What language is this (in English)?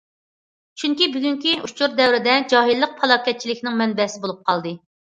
Uyghur